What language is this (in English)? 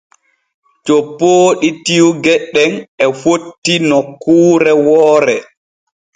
Borgu Fulfulde